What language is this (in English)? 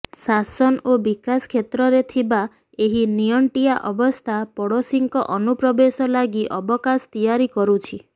Odia